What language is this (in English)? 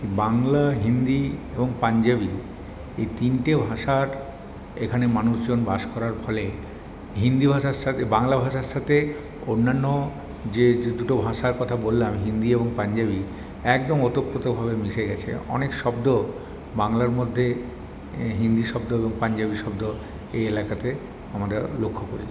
Bangla